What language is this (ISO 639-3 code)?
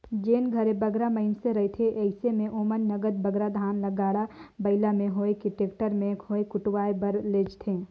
hne